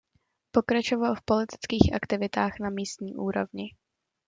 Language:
Czech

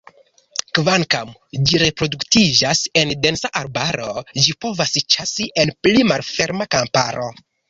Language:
Esperanto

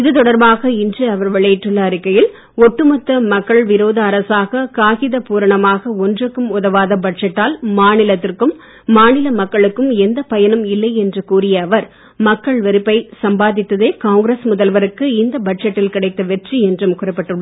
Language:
Tamil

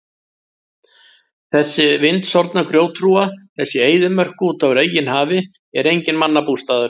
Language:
Icelandic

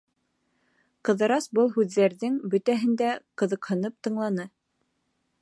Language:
Bashkir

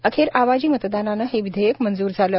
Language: Marathi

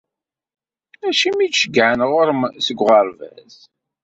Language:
Kabyle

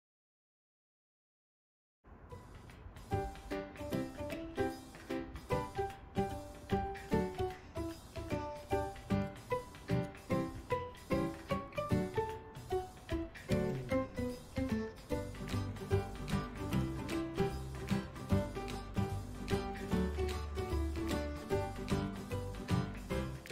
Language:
Korean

